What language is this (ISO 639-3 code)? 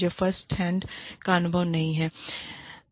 hin